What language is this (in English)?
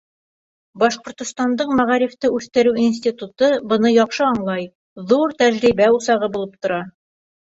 Bashkir